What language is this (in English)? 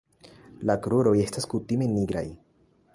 Esperanto